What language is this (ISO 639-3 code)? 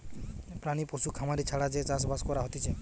ben